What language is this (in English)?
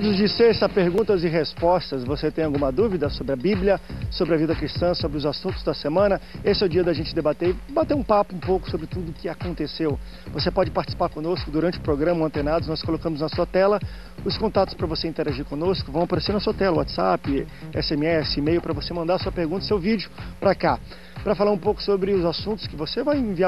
Portuguese